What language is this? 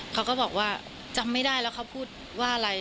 Thai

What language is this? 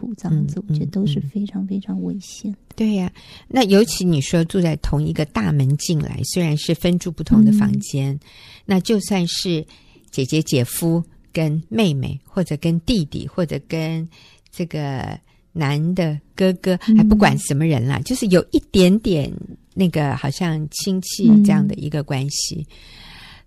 Chinese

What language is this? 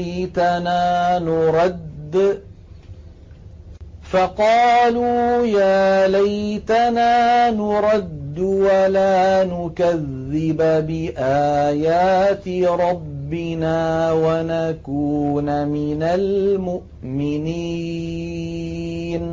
Arabic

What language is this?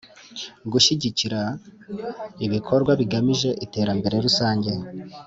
Kinyarwanda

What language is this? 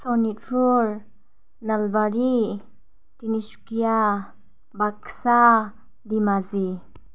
Bodo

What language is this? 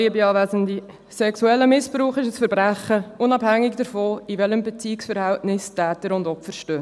Swiss German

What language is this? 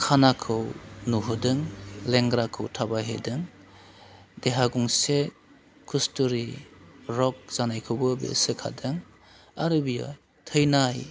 Bodo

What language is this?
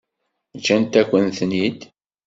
Kabyle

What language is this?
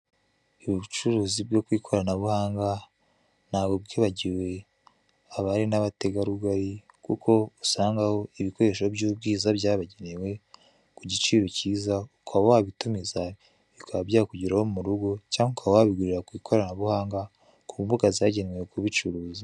Kinyarwanda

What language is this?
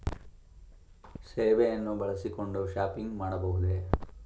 Kannada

